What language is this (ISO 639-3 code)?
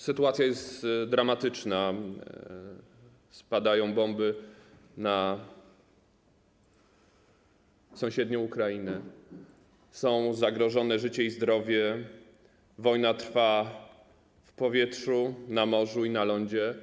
pol